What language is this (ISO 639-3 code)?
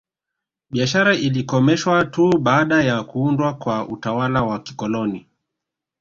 swa